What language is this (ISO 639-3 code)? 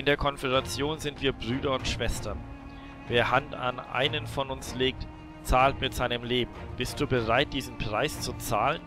deu